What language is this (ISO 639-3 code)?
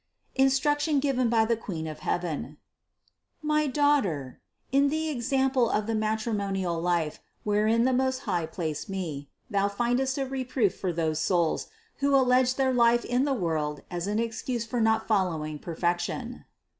eng